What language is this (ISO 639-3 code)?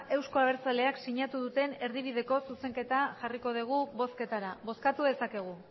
eus